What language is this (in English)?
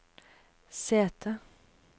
Norwegian